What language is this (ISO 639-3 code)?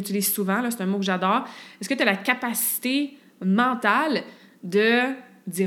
fra